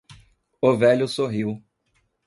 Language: Portuguese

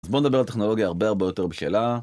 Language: Hebrew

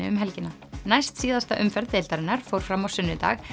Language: Icelandic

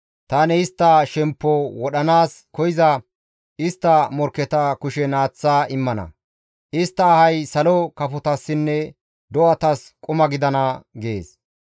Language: Gamo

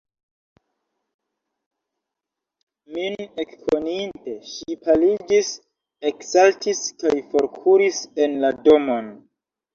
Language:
Esperanto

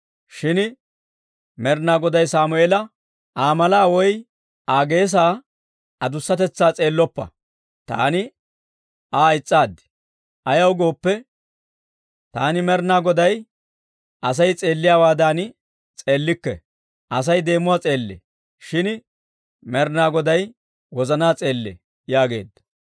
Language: Dawro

